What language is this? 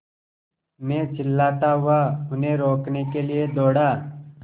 Hindi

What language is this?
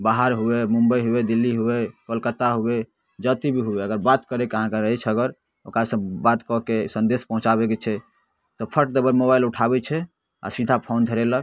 Maithili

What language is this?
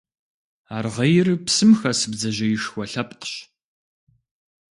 Kabardian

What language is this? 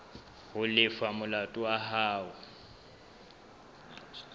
Southern Sotho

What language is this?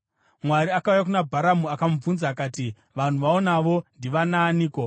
Shona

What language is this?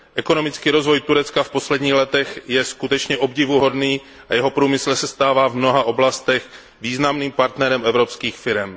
Czech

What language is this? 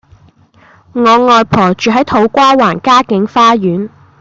Cantonese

